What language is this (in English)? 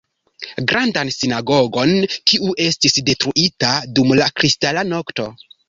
Esperanto